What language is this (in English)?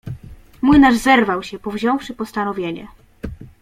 Polish